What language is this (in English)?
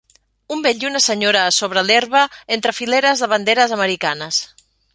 Catalan